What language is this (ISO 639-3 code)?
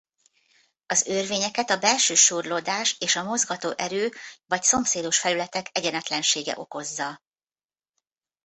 hun